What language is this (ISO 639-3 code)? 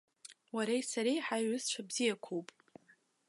abk